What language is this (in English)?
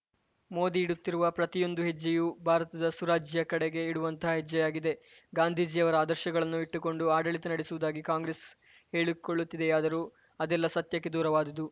Kannada